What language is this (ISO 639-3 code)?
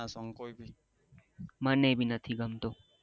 guj